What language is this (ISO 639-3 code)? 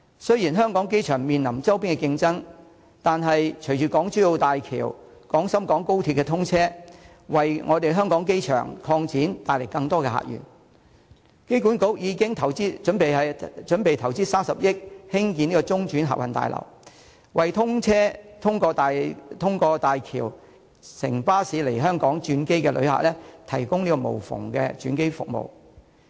yue